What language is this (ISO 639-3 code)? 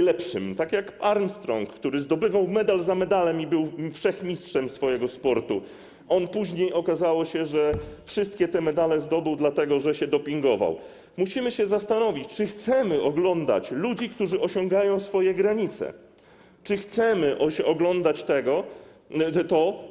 pol